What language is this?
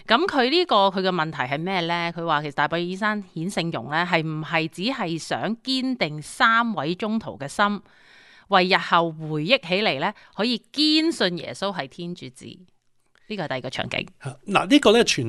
Chinese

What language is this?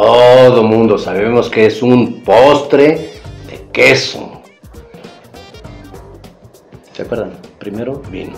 Spanish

